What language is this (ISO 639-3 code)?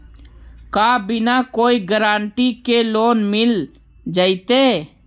mag